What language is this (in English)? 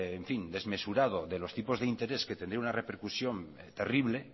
Spanish